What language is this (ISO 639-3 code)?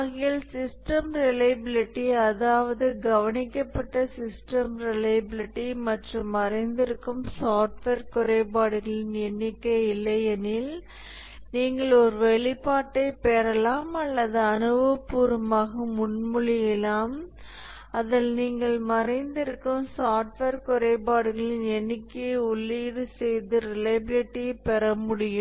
tam